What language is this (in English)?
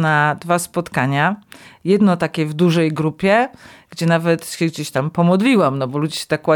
Polish